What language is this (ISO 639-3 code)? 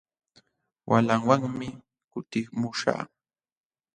qxw